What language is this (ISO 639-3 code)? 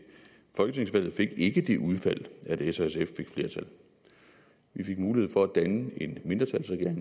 dan